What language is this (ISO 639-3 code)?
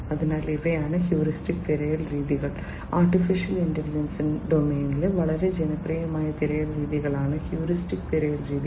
mal